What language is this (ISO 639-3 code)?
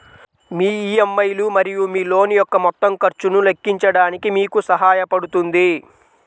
tel